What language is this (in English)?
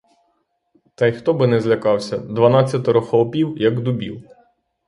Ukrainian